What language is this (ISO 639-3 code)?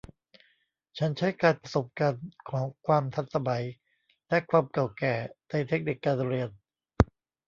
tha